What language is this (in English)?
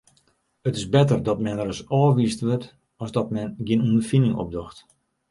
Western Frisian